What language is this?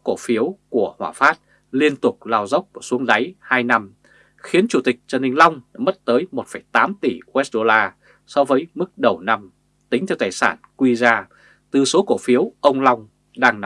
Vietnamese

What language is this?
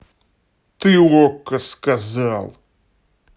Russian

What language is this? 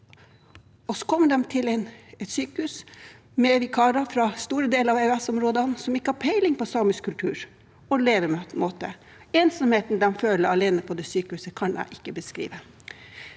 Norwegian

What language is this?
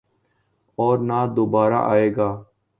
Urdu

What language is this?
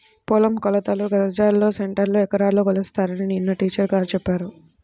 Telugu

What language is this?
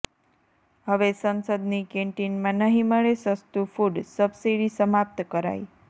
Gujarati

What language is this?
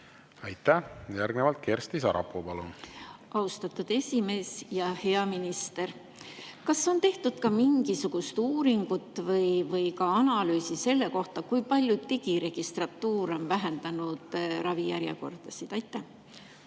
Estonian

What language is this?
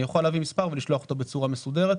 Hebrew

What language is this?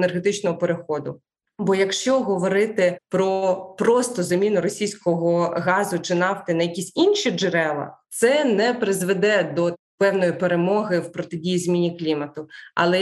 Ukrainian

